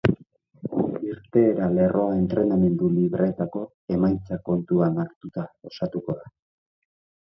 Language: Basque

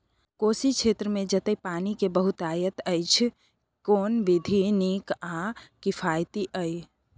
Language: Maithili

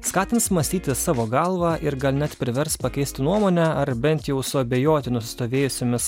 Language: Lithuanian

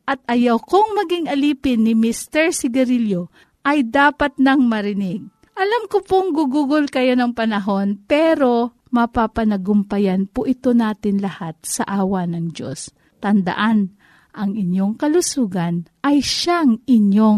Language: Filipino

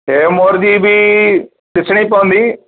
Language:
Sindhi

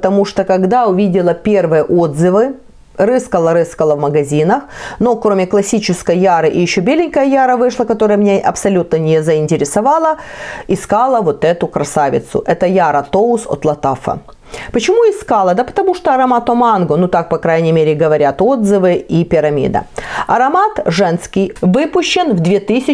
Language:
Russian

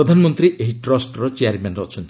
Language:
Odia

